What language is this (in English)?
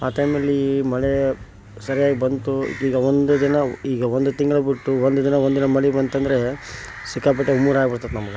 Kannada